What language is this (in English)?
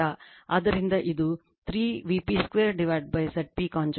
Kannada